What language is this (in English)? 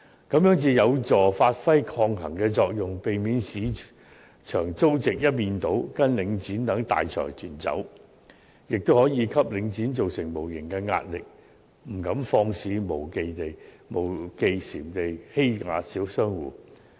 Cantonese